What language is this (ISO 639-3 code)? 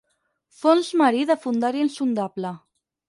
cat